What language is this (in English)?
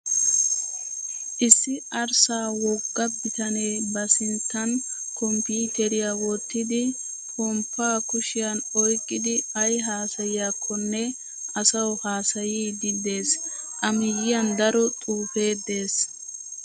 Wolaytta